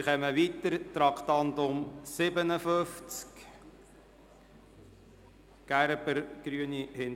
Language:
Swiss German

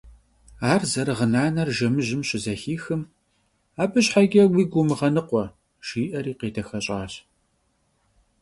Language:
Kabardian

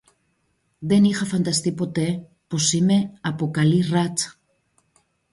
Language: Greek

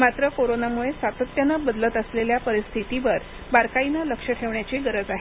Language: Marathi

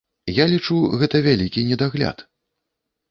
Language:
Belarusian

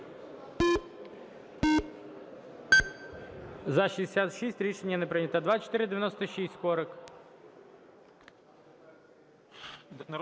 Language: Ukrainian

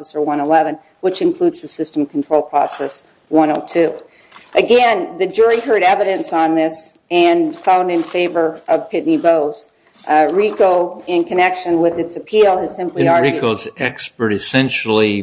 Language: English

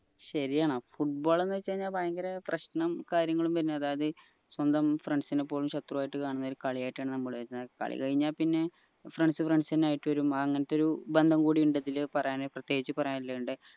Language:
Malayalam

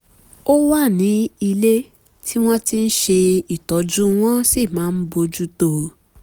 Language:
Yoruba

